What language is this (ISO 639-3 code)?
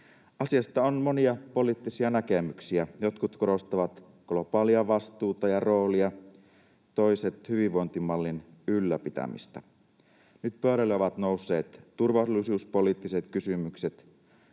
fin